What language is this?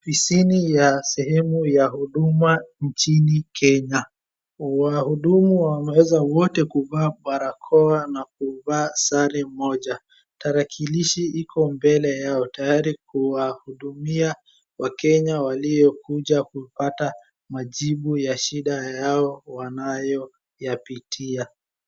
Swahili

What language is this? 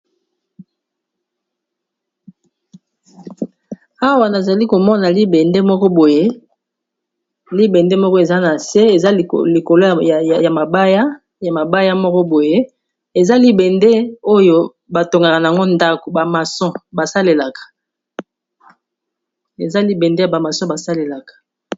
Lingala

